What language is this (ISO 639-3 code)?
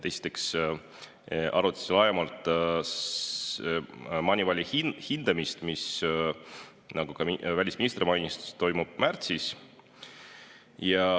est